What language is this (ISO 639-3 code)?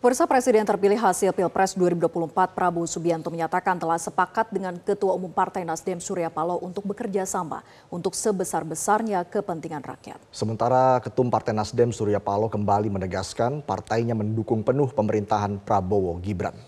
ind